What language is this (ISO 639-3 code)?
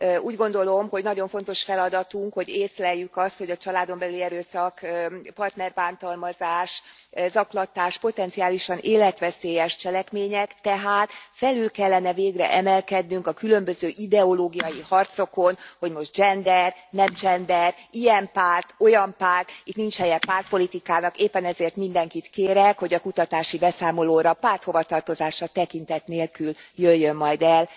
hun